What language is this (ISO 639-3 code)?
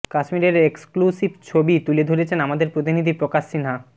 ben